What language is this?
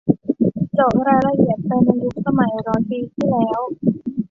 Thai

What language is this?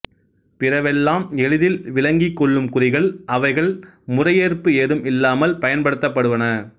Tamil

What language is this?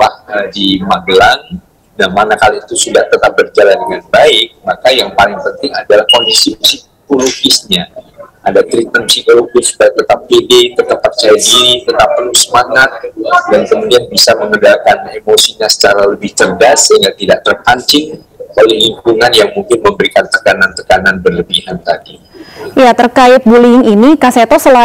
Indonesian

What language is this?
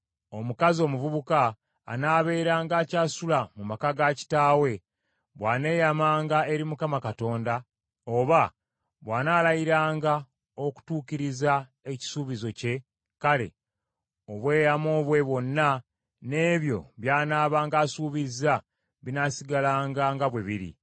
Ganda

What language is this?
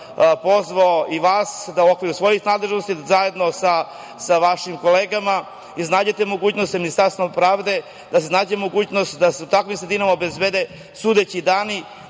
Serbian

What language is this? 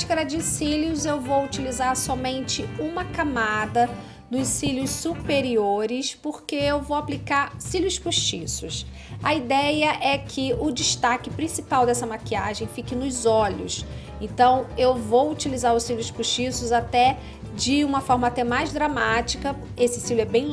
Portuguese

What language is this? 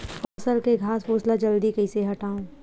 Chhattisgarhi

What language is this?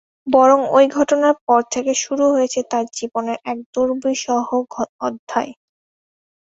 Bangla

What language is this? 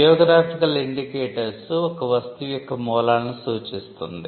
Telugu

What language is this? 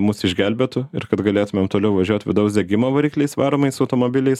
Lithuanian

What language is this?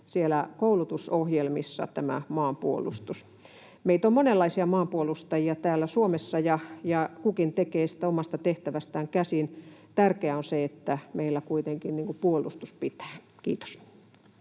Finnish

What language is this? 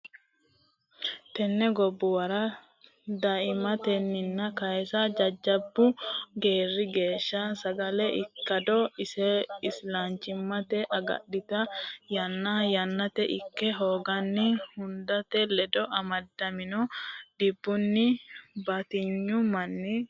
Sidamo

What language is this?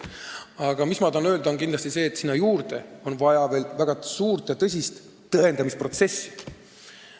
Estonian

